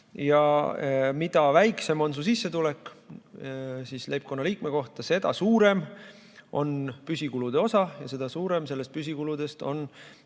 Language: Estonian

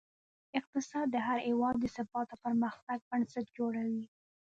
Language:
Pashto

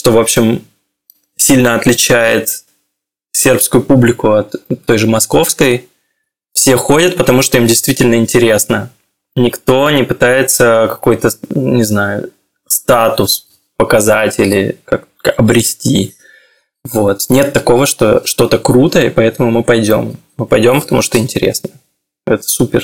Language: Russian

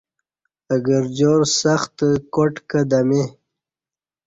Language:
Kati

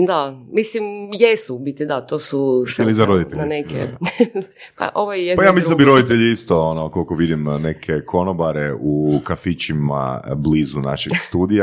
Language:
Croatian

